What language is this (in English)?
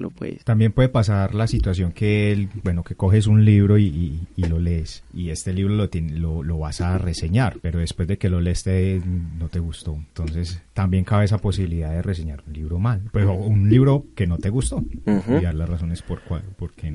Spanish